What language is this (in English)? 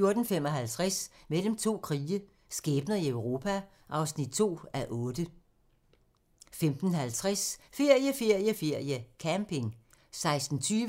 Danish